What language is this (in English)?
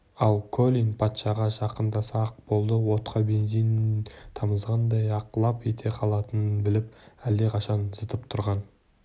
Kazakh